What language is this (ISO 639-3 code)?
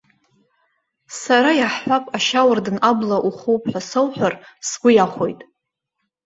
abk